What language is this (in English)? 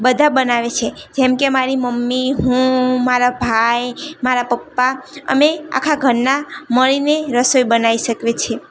Gujarati